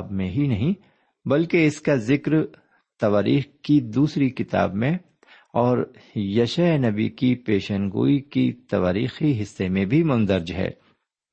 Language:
Urdu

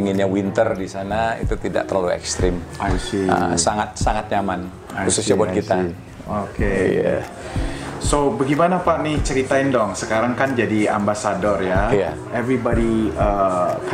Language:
Indonesian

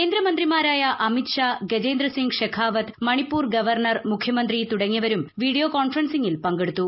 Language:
Malayalam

